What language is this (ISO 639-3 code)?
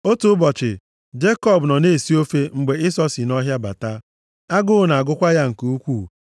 ibo